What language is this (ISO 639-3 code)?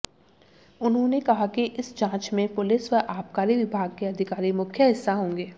hin